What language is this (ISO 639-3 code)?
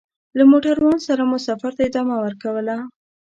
pus